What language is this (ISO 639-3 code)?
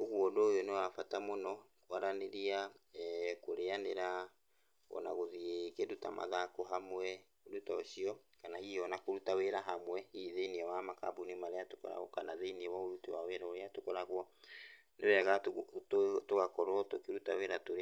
kik